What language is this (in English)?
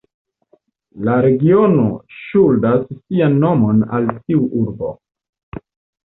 Esperanto